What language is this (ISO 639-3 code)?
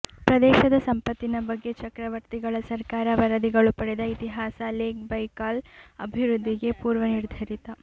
kan